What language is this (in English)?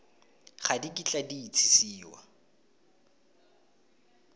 Tswana